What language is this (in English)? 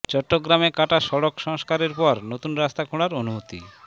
Bangla